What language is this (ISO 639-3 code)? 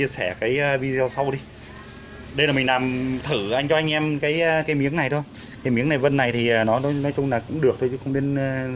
vie